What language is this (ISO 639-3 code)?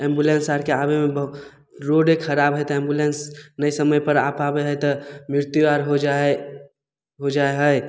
mai